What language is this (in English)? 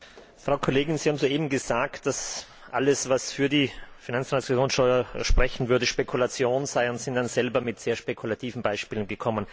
German